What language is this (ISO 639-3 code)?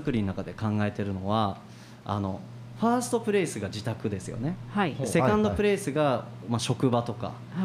jpn